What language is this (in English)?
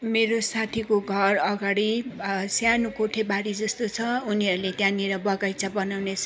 Nepali